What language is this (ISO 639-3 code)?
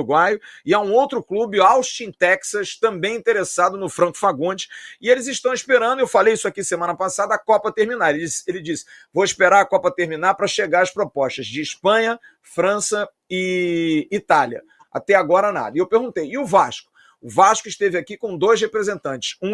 por